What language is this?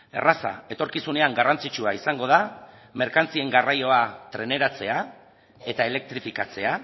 Basque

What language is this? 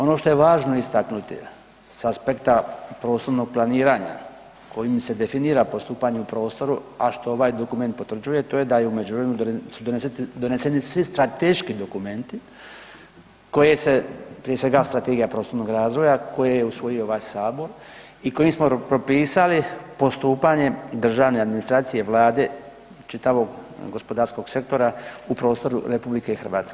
Croatian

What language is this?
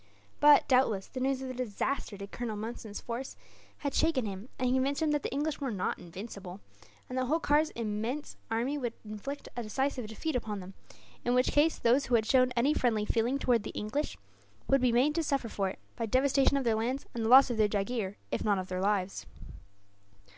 English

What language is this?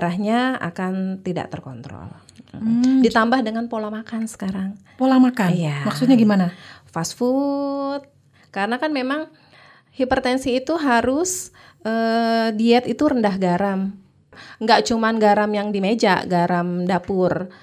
Indonesian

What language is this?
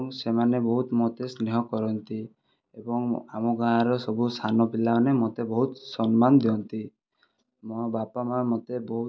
Odia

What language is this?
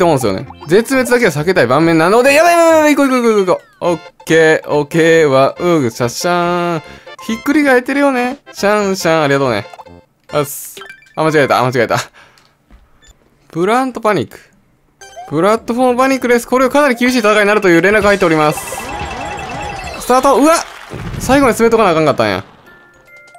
Japanese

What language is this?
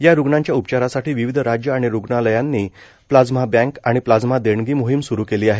Marathi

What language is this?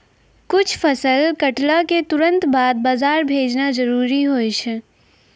Maithili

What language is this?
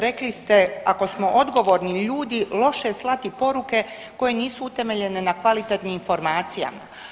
Croatian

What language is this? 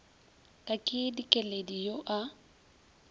Northern Sotho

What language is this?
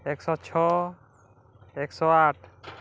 Odia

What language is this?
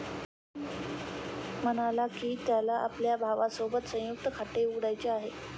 Marathi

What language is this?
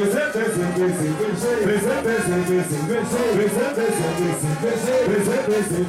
Thai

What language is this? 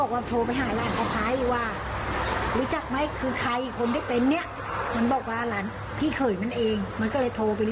Thai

